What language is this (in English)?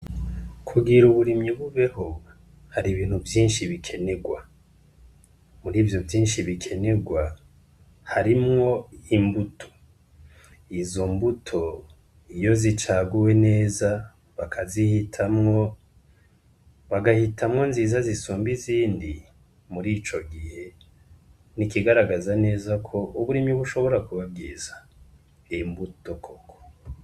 Rundi